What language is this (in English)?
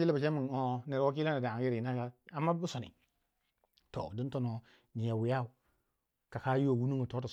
Waja